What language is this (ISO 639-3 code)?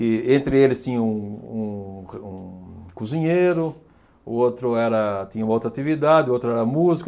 por